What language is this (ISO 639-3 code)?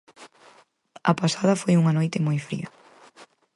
glg